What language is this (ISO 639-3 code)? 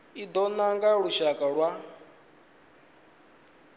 ven